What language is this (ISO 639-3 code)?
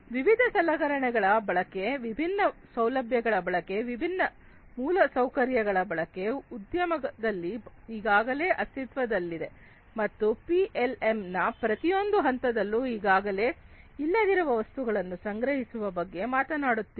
kan